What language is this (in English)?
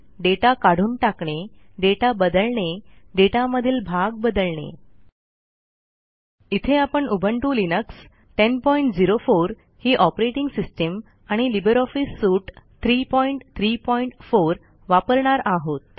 Marathi